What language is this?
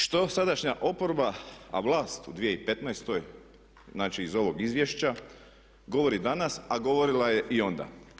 Croatian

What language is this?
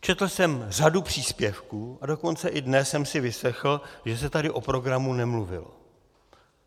Czech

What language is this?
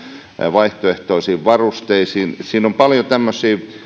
Finnish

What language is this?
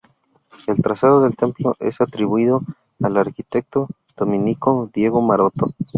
Spanish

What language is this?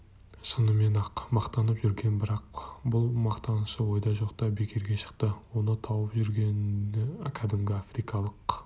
Kazakh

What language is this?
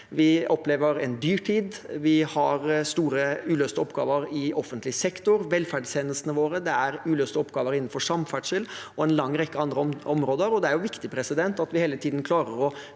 Norwegian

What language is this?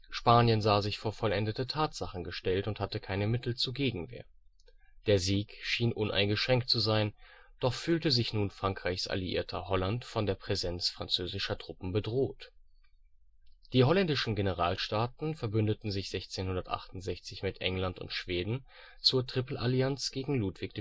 German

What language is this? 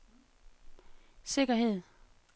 Danish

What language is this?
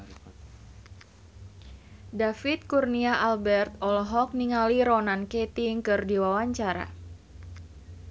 Sundanese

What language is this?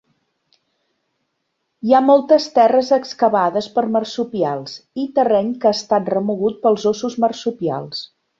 Catalan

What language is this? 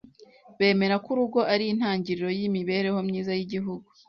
Kinyarwanda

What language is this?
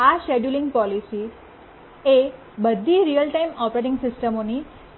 Gujarati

